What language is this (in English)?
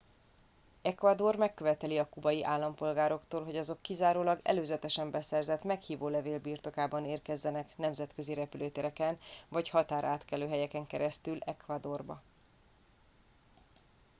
Hungarian